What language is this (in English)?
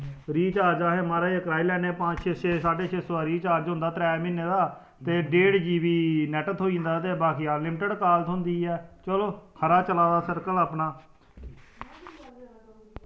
Dogri